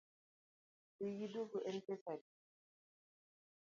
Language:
Luo (Kenya and Tanzania)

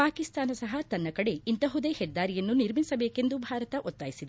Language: Kannada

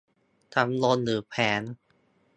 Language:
Thai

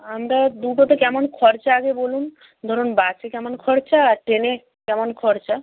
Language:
Bangla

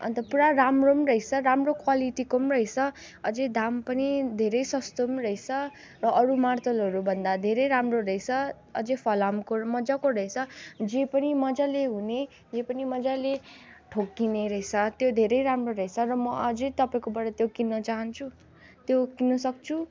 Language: Nepali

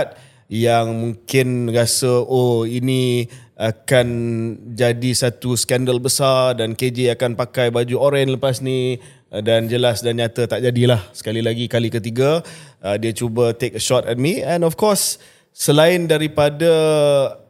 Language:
Malay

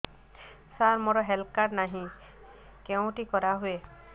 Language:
Odia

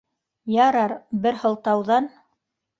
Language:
Bashkir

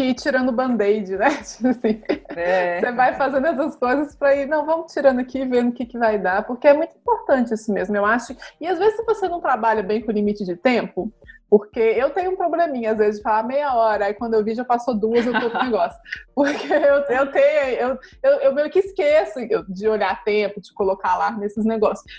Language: Portuguese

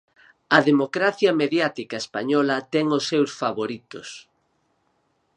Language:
Galician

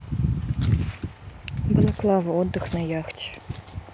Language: Russian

